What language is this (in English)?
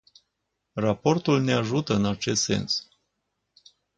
Romanian